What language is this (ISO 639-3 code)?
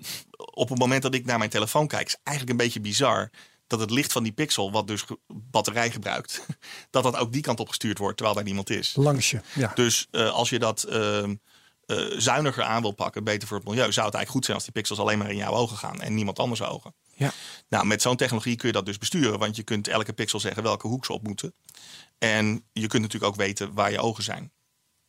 nld